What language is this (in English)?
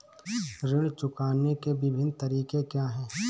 Hindi